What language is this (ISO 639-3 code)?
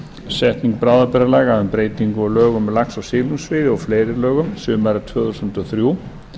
isl